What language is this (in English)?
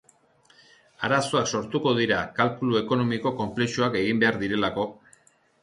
Basque